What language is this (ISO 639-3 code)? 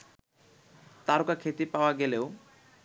ben